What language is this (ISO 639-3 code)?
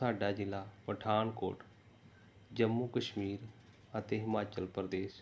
pan